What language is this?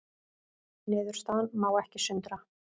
Icelandic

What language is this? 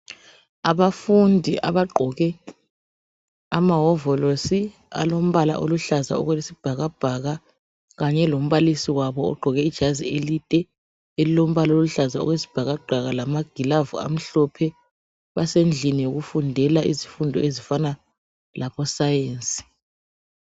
North Ndebele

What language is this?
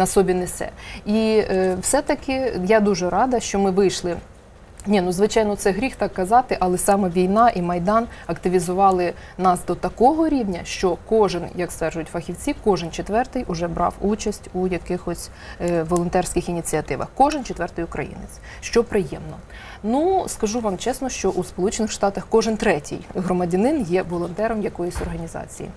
Ukrainian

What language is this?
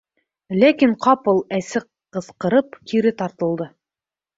Bashkir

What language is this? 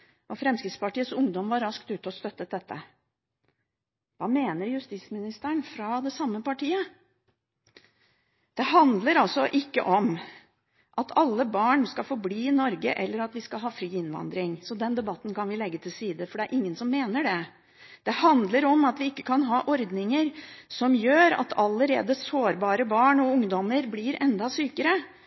Norwegian Bokmål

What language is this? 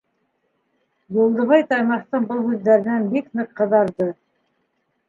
Bashkir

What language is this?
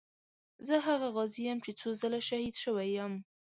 Pashto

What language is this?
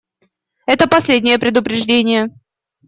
Russian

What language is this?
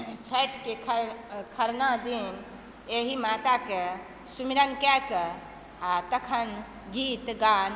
Maithili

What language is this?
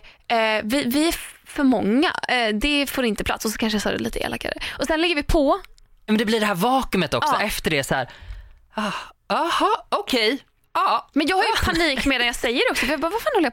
Swedish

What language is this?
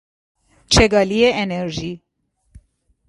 Persian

